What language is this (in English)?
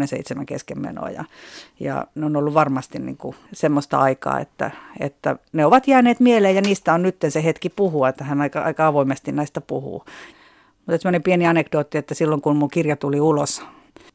Finnish